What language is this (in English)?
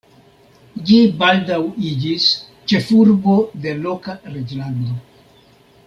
Esperanto